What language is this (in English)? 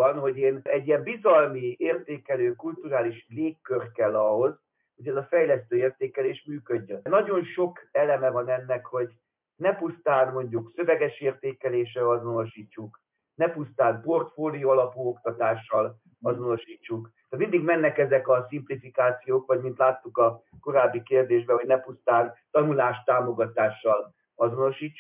Hungarian